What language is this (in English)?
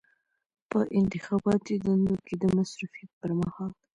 Pashto